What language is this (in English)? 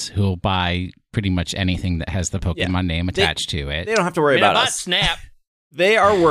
English